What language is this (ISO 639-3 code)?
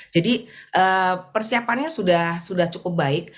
ind